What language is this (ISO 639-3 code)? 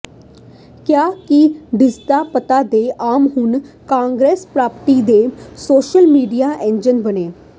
pan